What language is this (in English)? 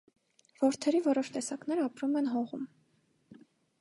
Armenian